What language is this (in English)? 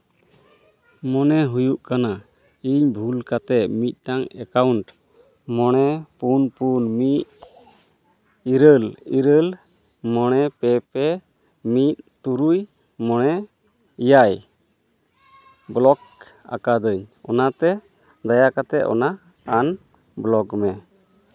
Santali